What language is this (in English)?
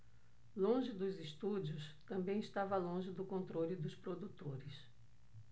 Portuguese